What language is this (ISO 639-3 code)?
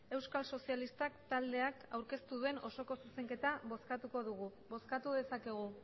eus